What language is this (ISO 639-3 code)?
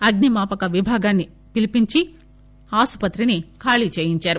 tel